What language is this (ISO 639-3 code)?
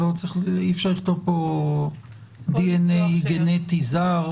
heb